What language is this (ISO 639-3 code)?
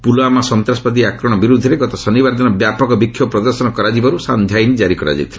ori